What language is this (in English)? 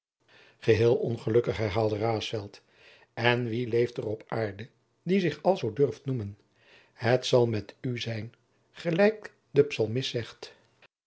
Dutch